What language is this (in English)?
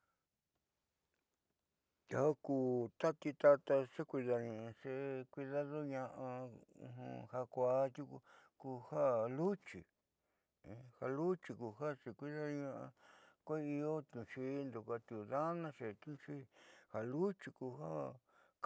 Southeastern Nochixtlán Mixtec